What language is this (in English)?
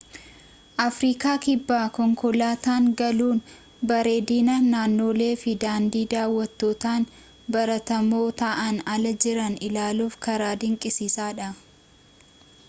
Oromo